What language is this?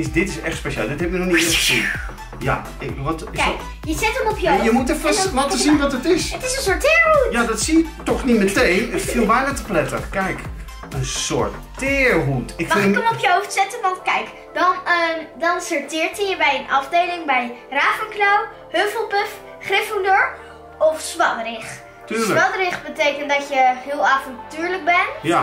Dutch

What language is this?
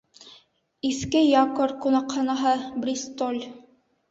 Bashkir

